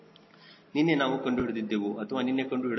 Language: Kannada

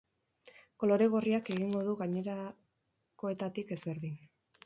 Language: Basque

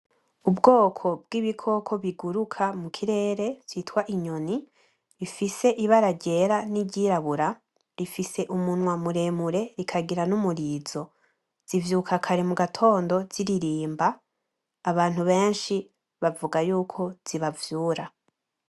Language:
Rundi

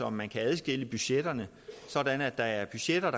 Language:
Danish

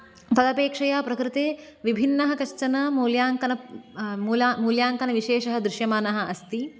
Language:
Sanskrit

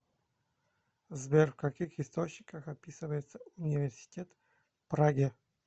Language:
Russian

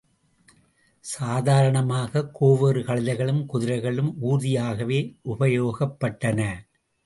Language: Tamil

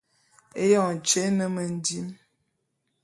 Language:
Bulu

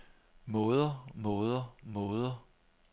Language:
Danish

